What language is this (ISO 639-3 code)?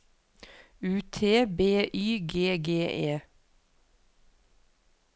nor